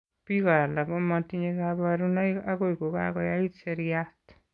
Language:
Kalenjin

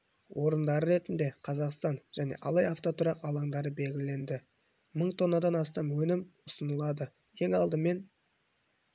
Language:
Kazakh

